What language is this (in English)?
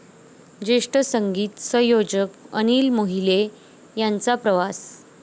Marathi